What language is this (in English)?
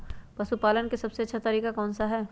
Magahi